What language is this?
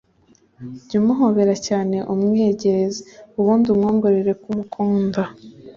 Kinyarwanda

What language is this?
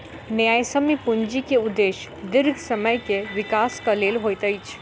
Maithili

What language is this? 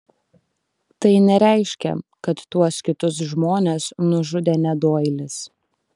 Lithuanian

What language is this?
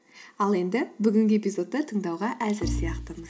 Kazakh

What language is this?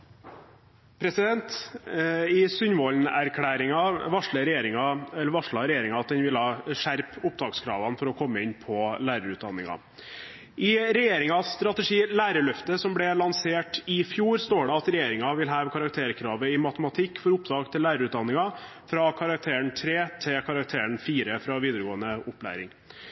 Norwegian Bokmål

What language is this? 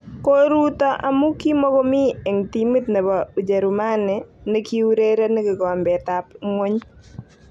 Kalenjin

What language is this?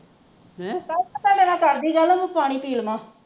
Punjabi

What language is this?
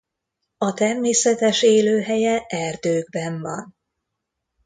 Hungarian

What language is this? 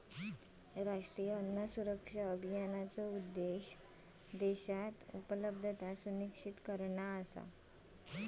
Marathi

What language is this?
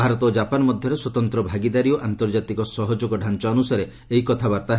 Odia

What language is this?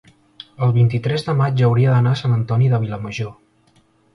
Catalan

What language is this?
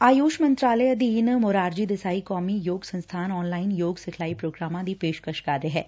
Punjabi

